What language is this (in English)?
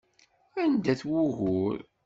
Kabyle